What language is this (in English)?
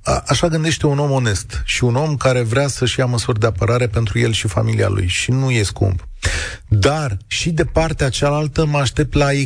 Romanian